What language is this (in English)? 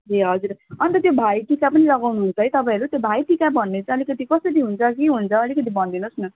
Nepali